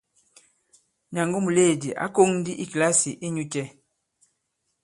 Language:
Bankon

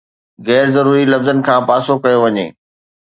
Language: Sindhi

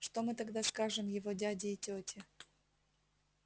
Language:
Russian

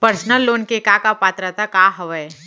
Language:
Chhattisgarhi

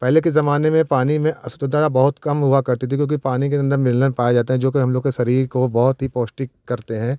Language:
Hindi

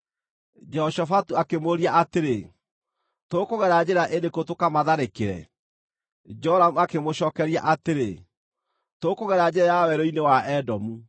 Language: Kikuyu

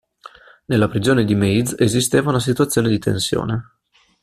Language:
Italian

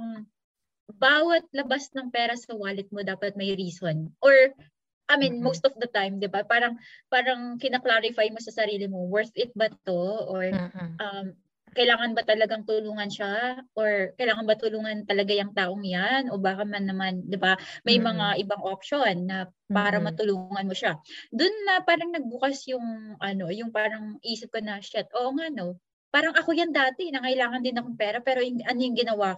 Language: Filipino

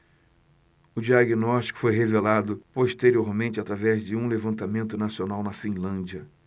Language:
Portuguese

